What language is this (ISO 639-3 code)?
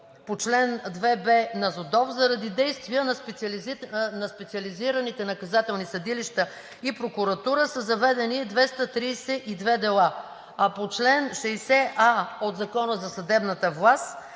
bul